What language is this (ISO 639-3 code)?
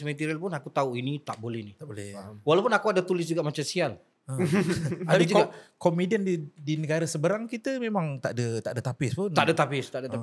msa